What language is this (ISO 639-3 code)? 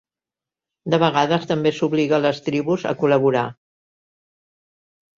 cat